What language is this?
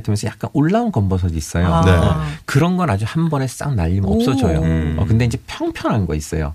Korean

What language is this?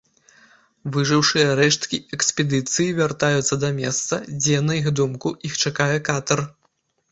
Belarusian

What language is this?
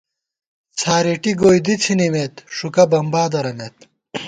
Gawar-Bati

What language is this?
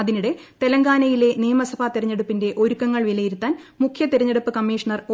Malayalam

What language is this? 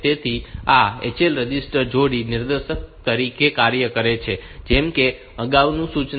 Gujarati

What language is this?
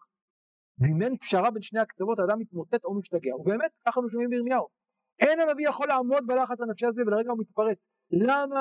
Hebrew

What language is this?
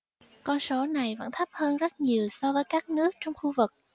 Vietnamese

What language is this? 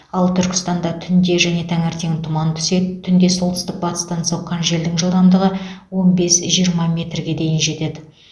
Kazakh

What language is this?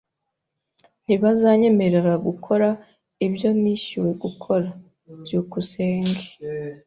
Kinyarwanda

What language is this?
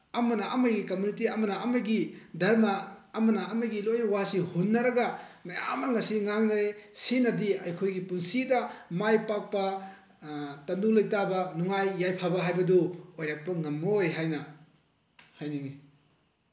Manipuri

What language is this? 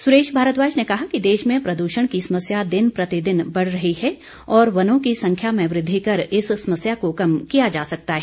Hindi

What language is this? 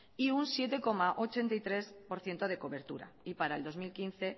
Spanish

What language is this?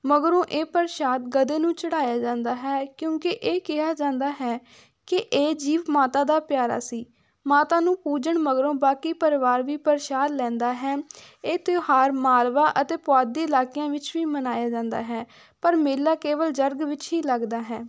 Punjabi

